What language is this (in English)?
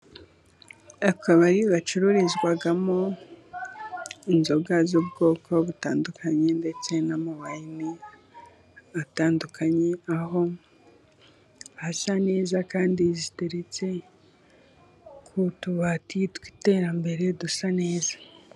Kinyarwanda